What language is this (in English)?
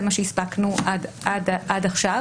Hebrew